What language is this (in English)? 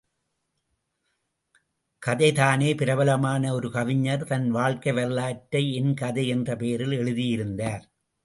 Tamil